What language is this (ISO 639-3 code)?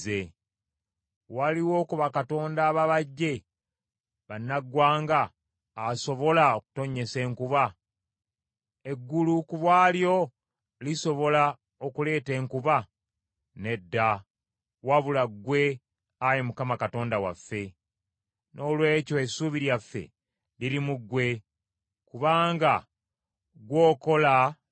lug